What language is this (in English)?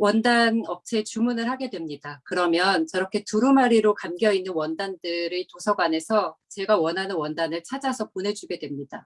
Korean